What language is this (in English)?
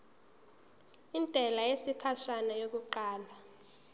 Zulu